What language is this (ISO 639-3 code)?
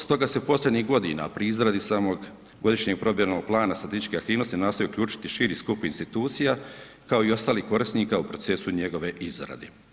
hrv